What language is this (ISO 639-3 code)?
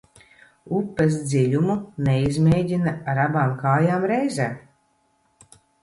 lav